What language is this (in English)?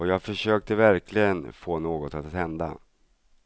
Swedish